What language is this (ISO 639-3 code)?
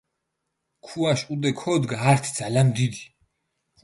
xmf